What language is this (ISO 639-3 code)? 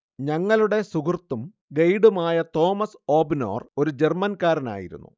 mal